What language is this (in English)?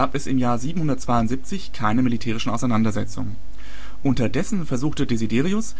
German